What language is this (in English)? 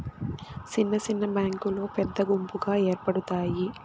Telugu